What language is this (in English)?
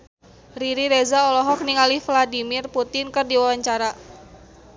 Sundanese